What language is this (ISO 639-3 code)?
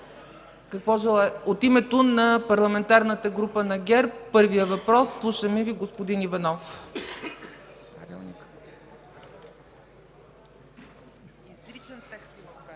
bul